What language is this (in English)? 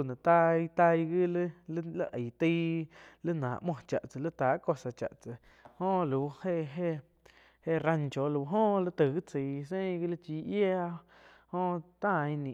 Quiotepec Chinantec